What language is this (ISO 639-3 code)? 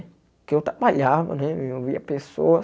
por